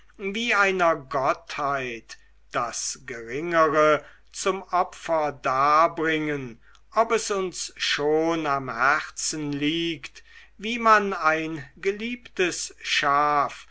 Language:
German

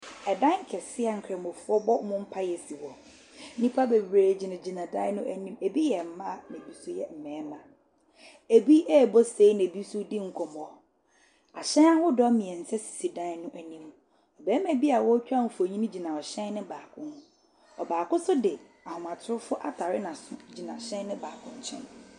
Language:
Akan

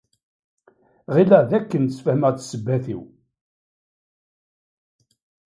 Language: Kabyle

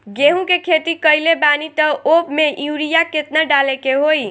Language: Bhojpuri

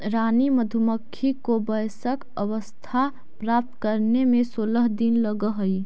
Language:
Magahi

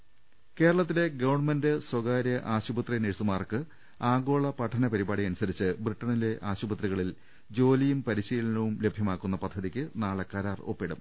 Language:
Malayalam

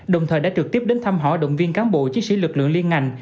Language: Vietnamese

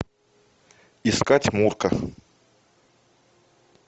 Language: Russian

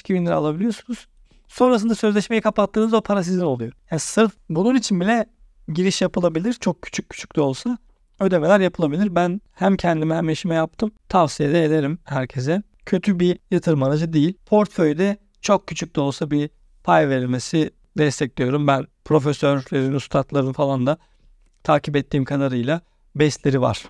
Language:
Turkish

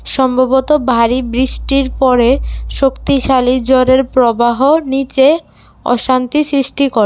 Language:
Bangla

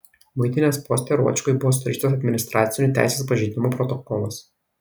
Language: Lithuanian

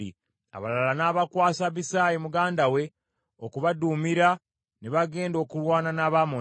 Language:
Ganda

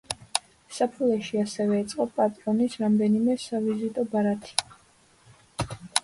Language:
Georgian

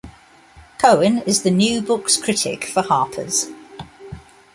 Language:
English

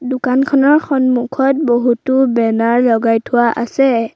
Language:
Assamese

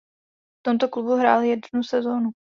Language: Czech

